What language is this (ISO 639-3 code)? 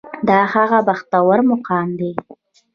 pus